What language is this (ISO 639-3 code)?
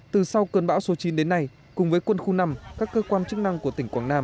vie